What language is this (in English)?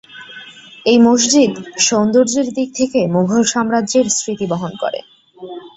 Bangla